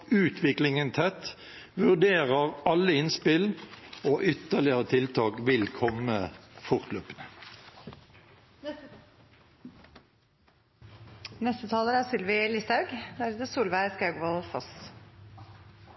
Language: Norwegian Bokmål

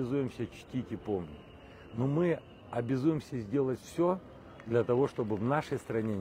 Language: Russian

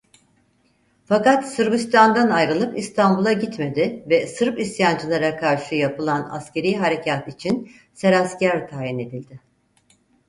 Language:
Turkish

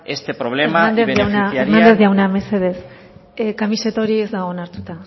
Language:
Basque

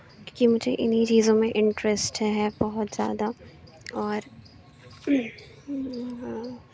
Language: Urdu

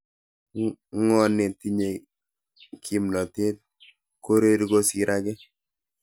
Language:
Kalenjin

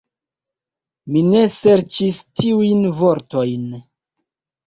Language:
Esperanto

